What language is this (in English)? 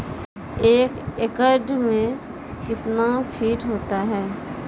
Maithili